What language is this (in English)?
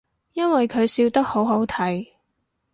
Cantonese